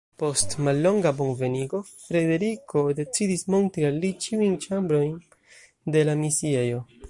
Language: Esperanto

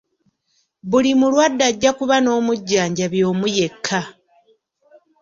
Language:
Ganda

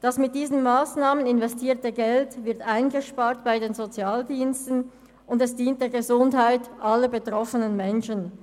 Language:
Swiss German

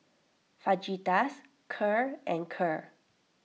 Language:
English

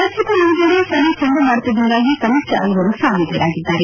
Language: Kannada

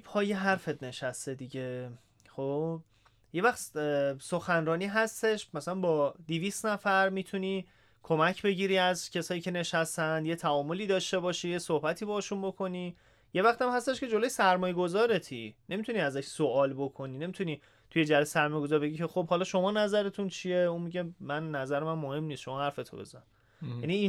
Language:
Persian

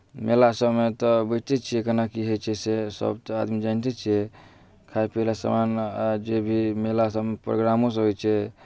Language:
Maithili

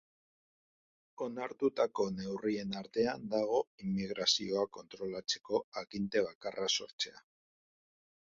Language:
Basque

